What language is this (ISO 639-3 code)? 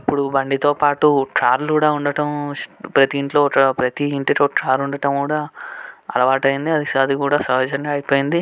tel